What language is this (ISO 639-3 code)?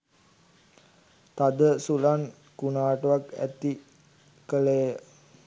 sin